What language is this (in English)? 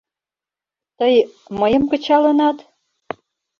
Mari